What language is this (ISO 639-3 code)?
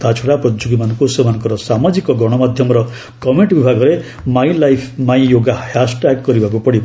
ori